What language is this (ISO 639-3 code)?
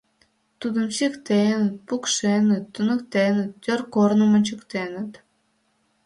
chm